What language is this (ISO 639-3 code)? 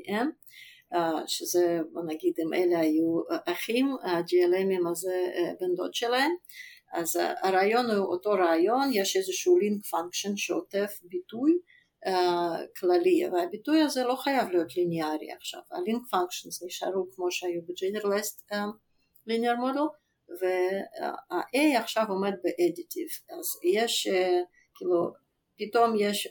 heb